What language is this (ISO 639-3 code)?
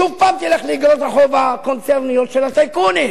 heb